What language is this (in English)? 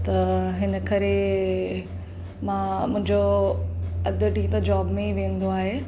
Sindhi